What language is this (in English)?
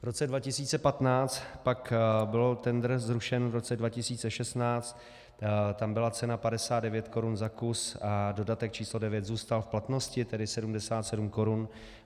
Czech